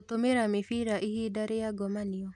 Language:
Kikuyu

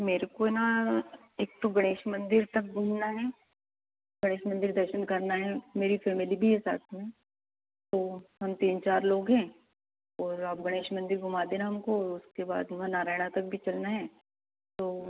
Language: Hindi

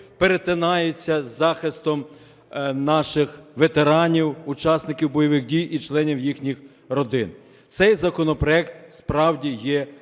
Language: Ukrainian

